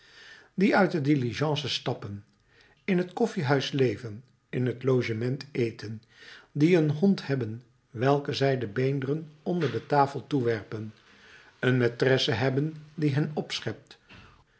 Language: Dutch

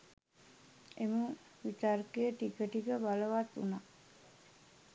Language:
Sinhala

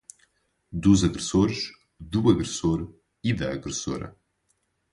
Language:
Portuguese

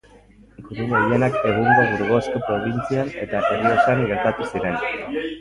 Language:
Basque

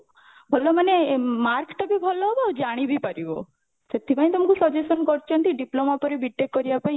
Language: Odia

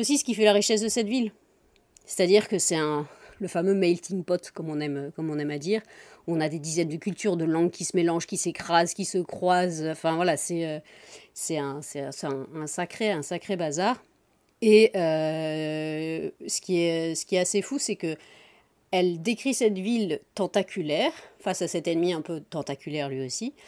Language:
French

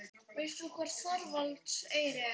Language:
Icelandic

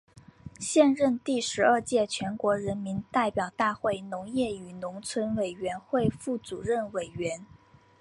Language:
Chinese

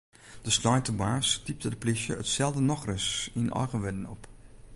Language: Western Frisian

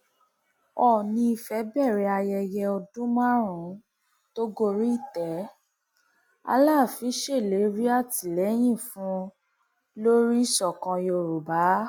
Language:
Yoruba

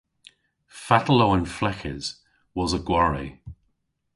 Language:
Cornish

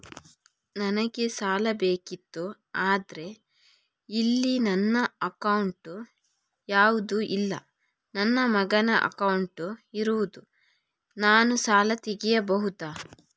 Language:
Kannada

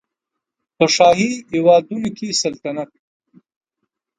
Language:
Pashto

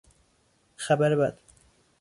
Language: Persian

